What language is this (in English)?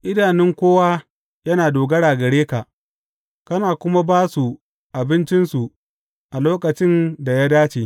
Hausa